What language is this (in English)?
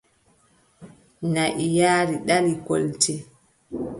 Adamawa Fulfulde